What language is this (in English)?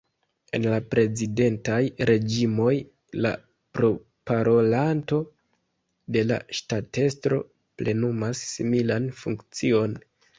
Esperanto